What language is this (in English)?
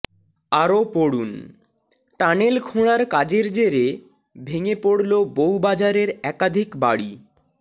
Bangla